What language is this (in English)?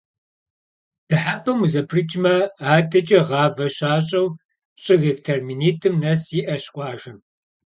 Kabardian